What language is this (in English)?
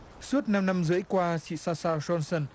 Vietnamese